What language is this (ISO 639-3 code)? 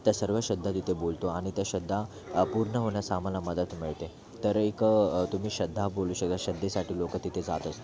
mar